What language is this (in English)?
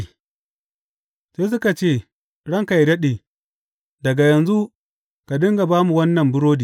Hausa